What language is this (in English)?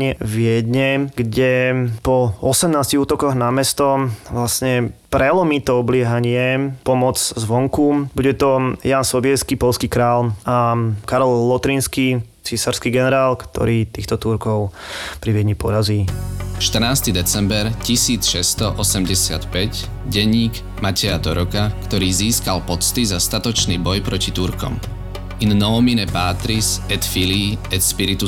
Slovak